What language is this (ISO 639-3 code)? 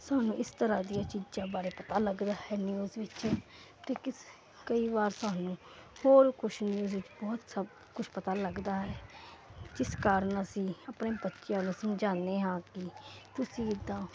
pan